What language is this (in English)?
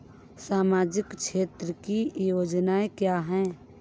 Hindi